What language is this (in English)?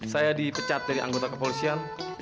Indonesian